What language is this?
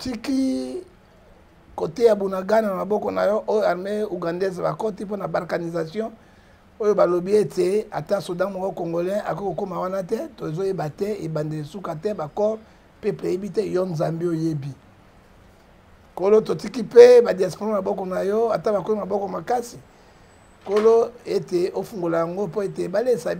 French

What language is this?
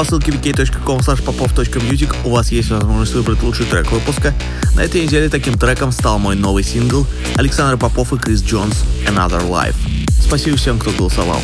Russian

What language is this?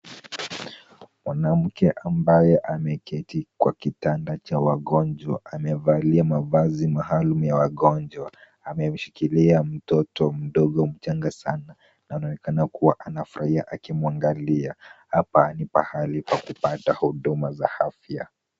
Swahili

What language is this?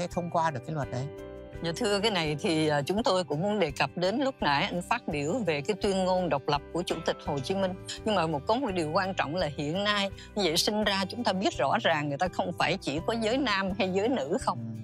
Vietnamese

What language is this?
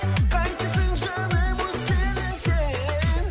Kazakh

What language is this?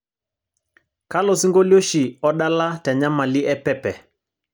Masai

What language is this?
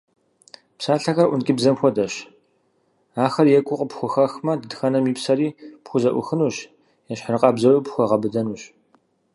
Kabardian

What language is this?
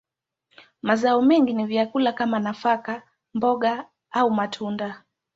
Swahili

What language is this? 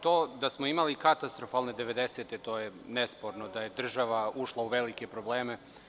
Serbian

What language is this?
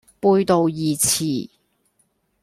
Cantonese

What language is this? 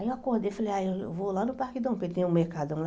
Portuguese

